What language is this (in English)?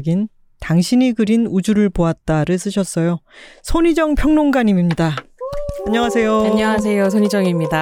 Korean